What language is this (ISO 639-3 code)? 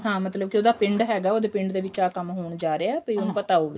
pan